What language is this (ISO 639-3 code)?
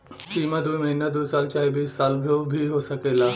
bho